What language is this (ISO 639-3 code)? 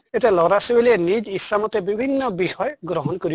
asm